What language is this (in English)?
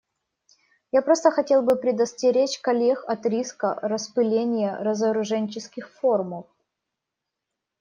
Russian